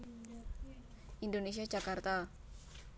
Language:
Javanese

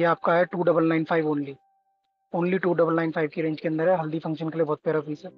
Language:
Hindi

